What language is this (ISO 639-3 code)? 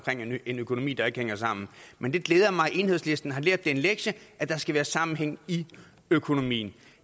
dan